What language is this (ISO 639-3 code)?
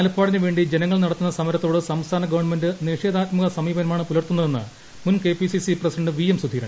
mal